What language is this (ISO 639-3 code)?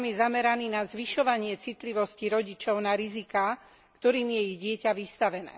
slk